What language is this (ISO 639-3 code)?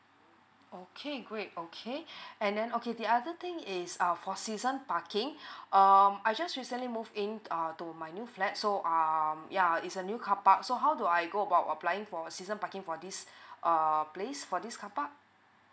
eng